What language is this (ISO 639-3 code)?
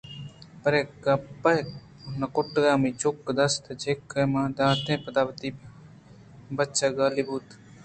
bgp